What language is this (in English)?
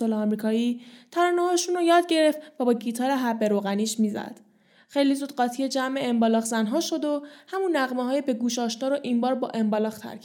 Persian